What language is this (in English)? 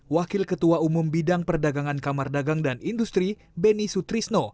Indonesian